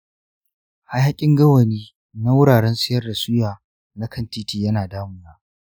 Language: Hausa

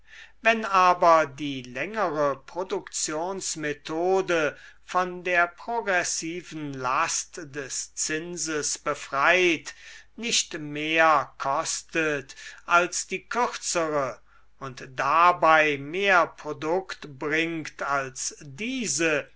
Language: German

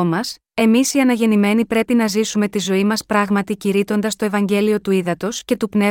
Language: Greek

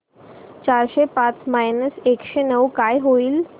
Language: Marathi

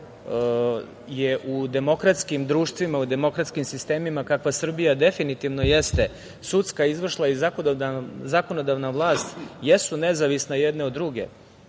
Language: Serbian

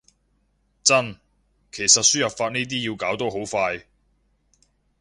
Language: Cantonese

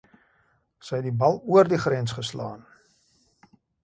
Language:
Afrikaans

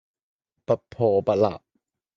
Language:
Cantonese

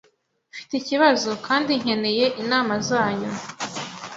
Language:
Kinyarwanda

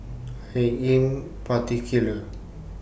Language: English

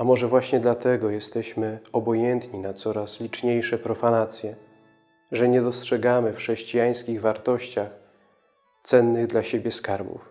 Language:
Polish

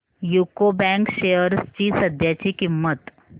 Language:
Marathi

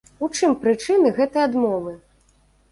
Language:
Belarusian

